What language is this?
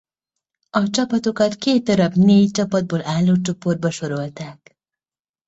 Hungarian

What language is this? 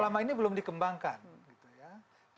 Indonesian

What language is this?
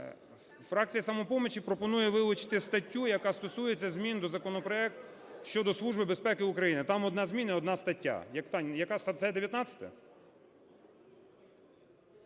Ukrainian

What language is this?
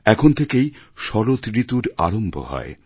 Bangla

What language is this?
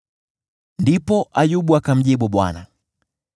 Swahili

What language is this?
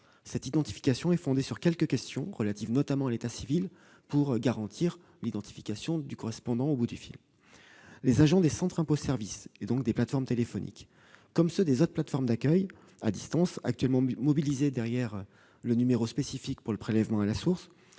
French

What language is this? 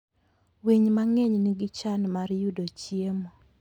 Luo (Kenya and Tanzania)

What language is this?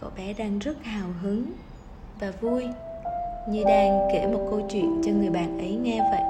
Vietnamese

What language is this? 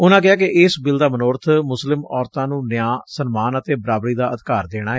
Punjabi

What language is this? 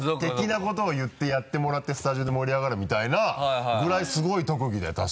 Japanese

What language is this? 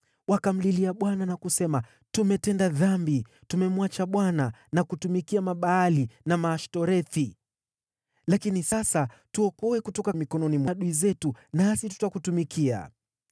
Swahili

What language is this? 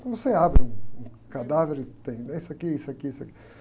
Portuguese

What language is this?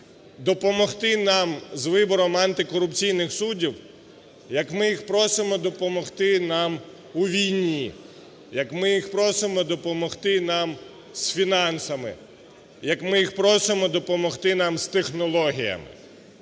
Ukrainian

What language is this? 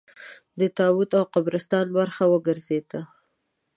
Pashto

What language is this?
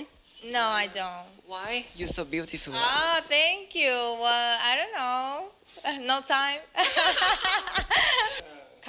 Thai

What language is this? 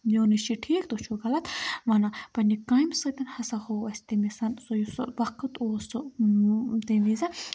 Kashmiri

